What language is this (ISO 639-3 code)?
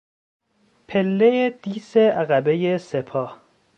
fas